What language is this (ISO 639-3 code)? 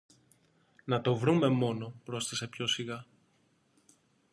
ell